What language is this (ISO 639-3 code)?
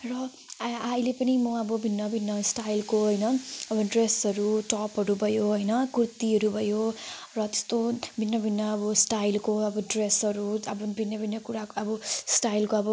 nep